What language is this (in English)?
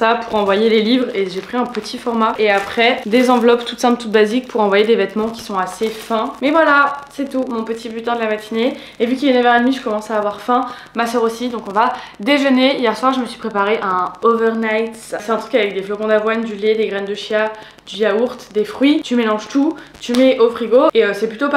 French